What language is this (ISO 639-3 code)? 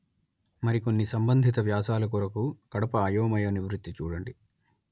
tel